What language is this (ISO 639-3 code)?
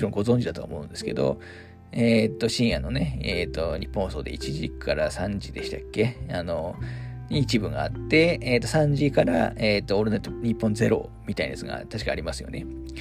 jpn